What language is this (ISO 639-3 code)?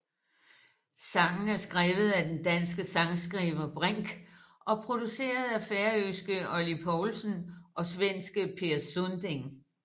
dan